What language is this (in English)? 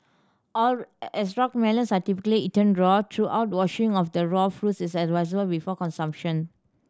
English